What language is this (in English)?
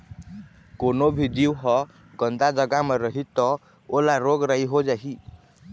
Chhattisgarhi